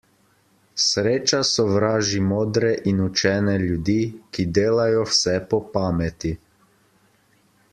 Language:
Slovenian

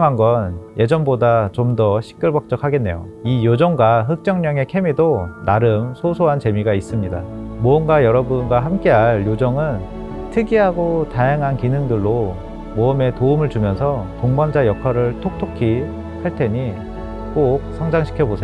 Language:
Korean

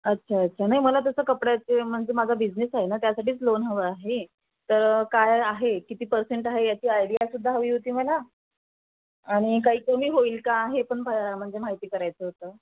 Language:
Marathi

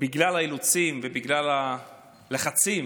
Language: Hebrew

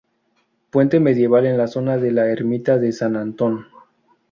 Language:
Spanish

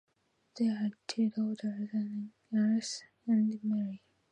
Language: English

